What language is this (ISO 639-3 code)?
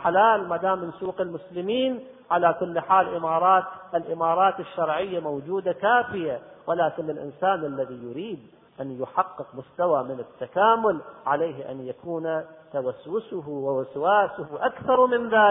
ara